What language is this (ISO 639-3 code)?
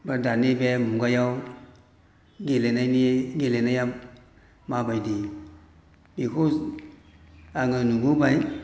brx